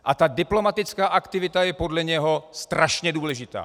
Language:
Czech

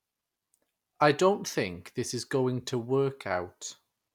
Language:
English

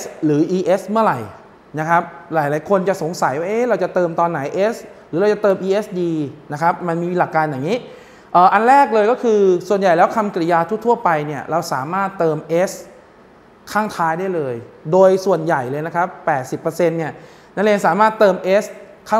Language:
Thai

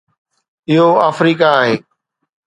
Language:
Sindhi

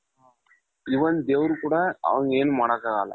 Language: Kannada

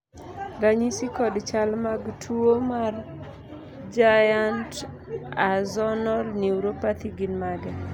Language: Luo (Kenya and Tanzania)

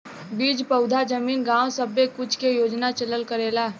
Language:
Bhojpuri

